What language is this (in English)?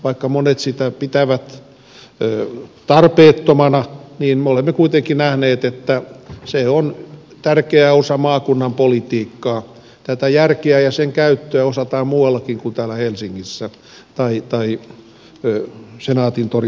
Finnish